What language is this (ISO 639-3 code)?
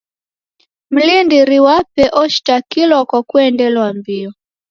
dav